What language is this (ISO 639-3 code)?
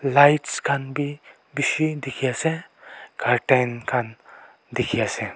nag